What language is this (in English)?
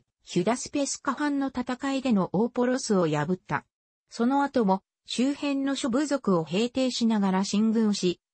Japanese